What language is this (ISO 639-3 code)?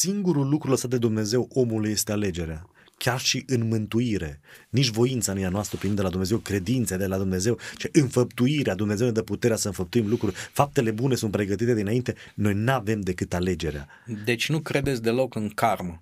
ron